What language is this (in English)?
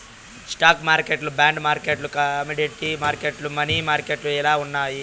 Telugu